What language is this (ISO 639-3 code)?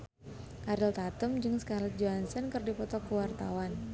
sun